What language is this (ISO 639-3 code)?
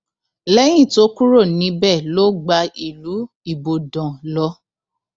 yor